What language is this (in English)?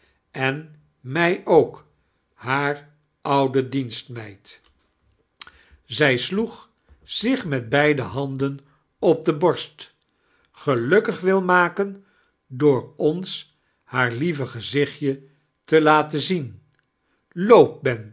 Dutch